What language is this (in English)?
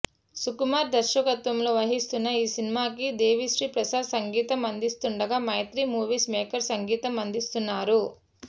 Telugu